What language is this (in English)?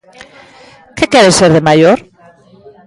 Galician